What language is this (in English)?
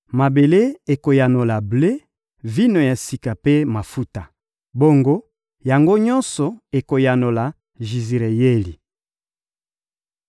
Lingala